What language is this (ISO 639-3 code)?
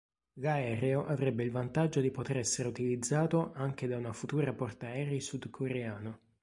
ita